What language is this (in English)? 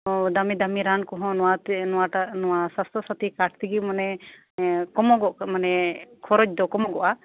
Santali